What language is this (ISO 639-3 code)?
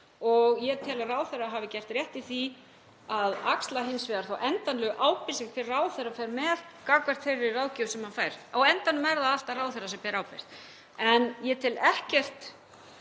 isl